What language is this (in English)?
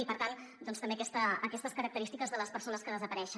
Catalan